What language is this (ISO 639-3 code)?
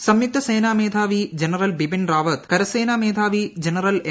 mal